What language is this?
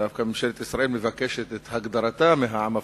Hebrew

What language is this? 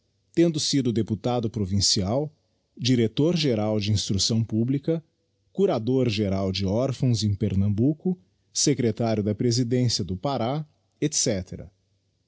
Portuguese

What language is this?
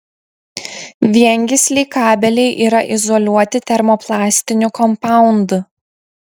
Lithuanian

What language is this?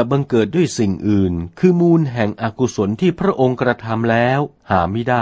Thai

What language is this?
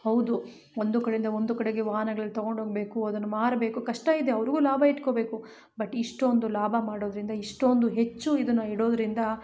Kannada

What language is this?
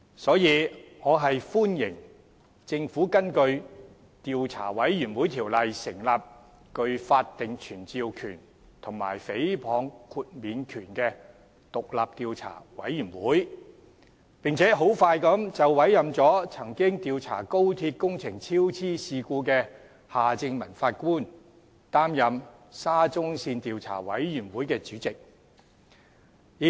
Cantonese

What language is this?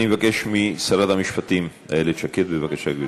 Hebrew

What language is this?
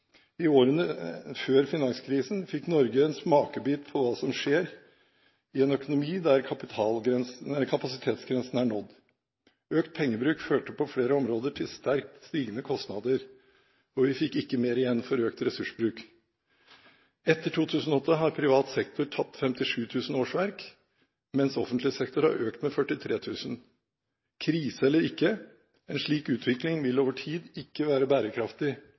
Norwegian Bokmål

